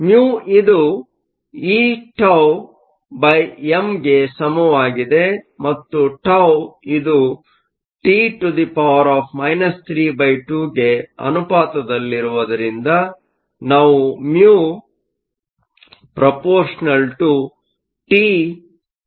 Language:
Kannada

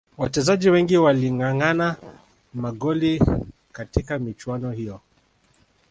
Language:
Swahili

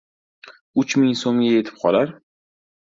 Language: Uzbek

